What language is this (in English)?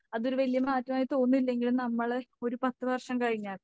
Malayalam